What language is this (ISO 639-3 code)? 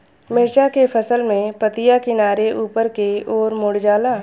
bho